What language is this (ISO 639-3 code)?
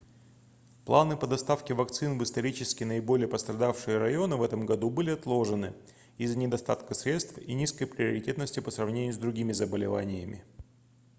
rus